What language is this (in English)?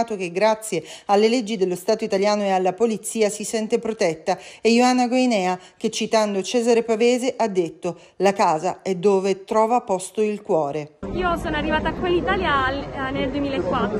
Italian